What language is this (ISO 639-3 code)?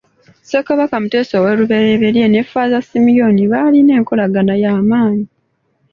lug